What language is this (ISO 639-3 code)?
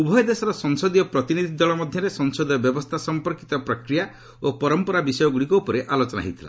ori